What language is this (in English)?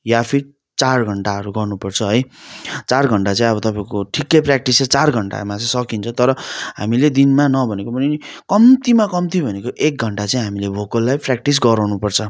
Nepali